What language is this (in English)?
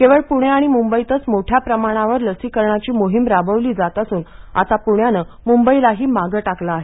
Marathi